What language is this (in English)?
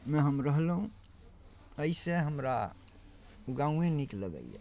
Maithili